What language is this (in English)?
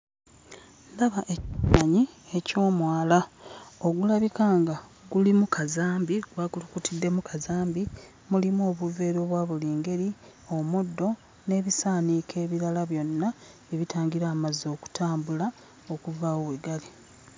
Ganda